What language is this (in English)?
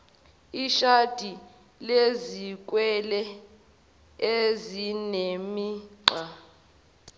Zulu